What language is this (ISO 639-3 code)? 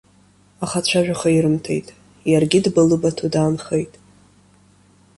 abk